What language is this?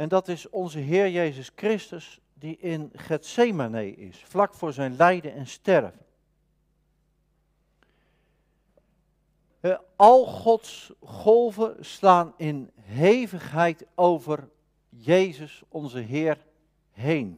Dutch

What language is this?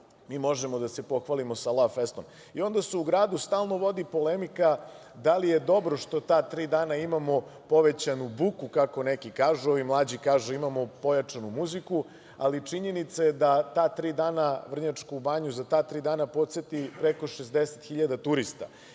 Serbian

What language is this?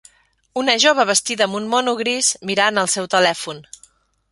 Catalan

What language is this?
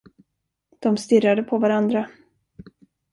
Swedish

